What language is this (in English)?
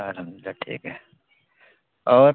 Urdu